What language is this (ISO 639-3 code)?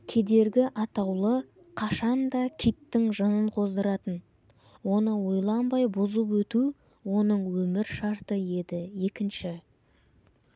kaz